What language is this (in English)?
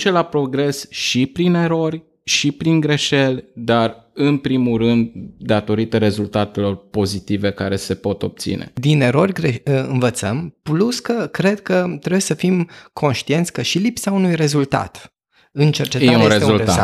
Romanian